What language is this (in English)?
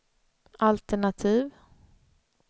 Swedish